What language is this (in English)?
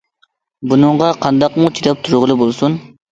Uyghur